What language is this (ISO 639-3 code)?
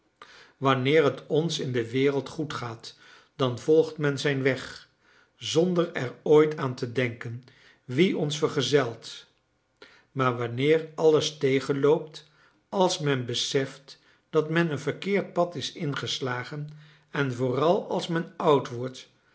nld